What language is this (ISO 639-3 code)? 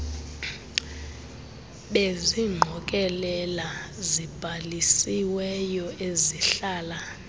xho